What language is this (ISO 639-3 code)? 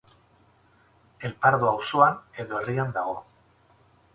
eus